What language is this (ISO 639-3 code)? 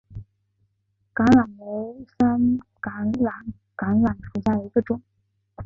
zho